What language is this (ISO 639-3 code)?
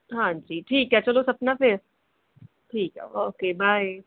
pan